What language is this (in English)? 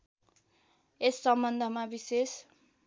Nepali